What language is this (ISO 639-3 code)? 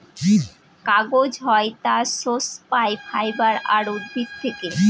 ben